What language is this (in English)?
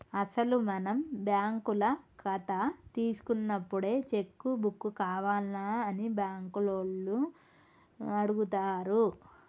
Telugu